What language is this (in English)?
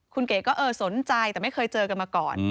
Thai